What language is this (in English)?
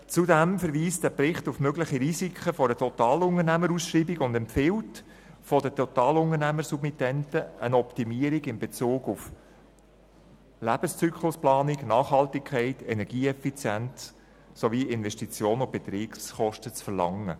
Swiss German